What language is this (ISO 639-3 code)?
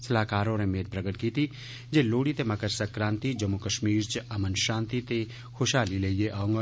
doi